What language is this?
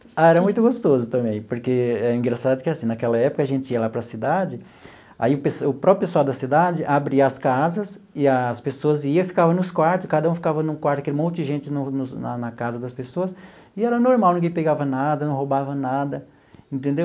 Portuguese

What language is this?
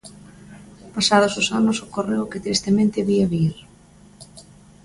Galician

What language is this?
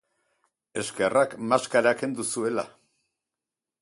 Basque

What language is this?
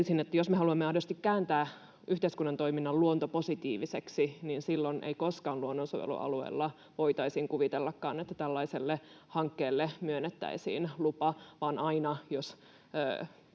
Finnish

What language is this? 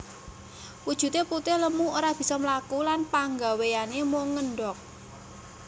Javanese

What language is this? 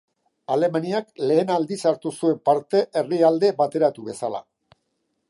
Basque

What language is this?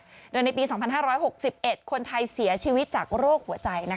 Thai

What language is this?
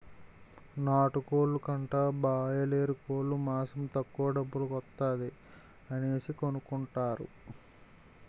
Telugu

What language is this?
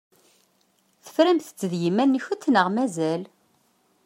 Kabyle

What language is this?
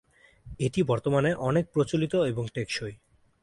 Bangla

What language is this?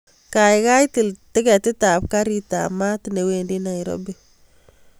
Kalenjin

